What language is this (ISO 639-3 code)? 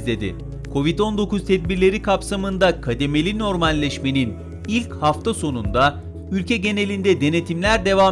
tur